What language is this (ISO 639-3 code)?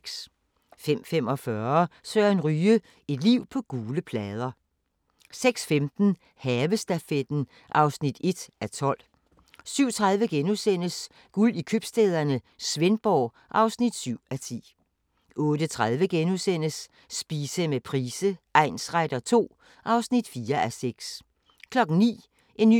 dan